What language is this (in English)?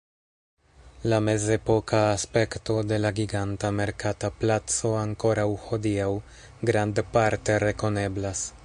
Esperanto